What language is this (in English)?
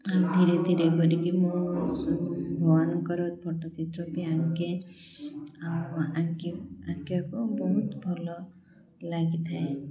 Odia